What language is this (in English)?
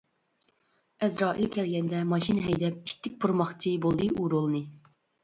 Uyghur